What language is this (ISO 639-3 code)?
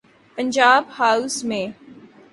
urd